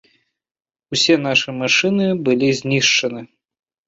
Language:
Belarusian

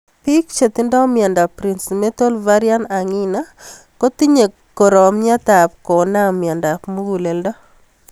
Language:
Kalenjin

